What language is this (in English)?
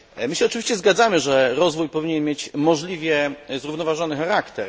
Polish